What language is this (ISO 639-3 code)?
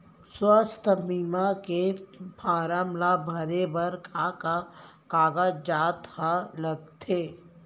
hne